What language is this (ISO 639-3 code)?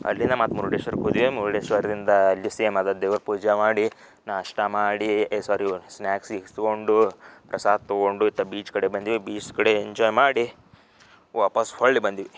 kan